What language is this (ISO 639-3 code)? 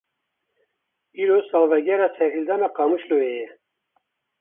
kur